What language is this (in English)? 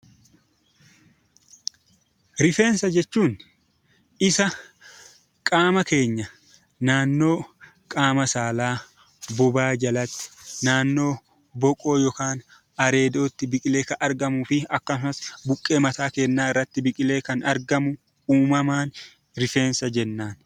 Oromo